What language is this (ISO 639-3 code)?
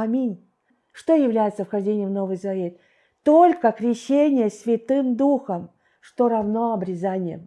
rus